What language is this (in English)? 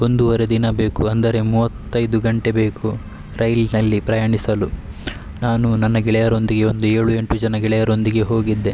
Kannada